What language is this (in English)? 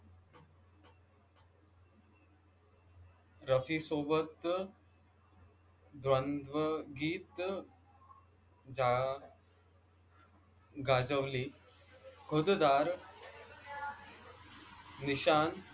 Marathi